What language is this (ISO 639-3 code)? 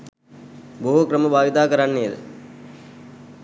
sin